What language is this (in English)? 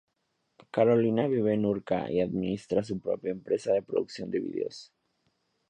Spanish